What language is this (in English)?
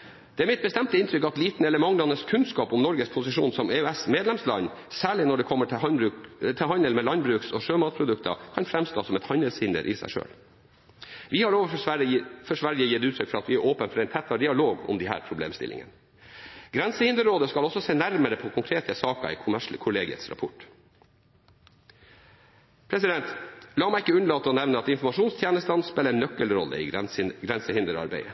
Norwegian Bokmål